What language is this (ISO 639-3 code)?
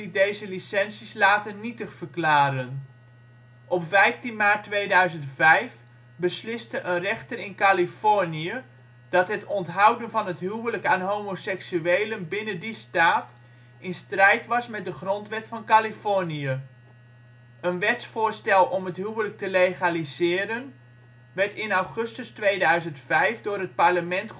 nld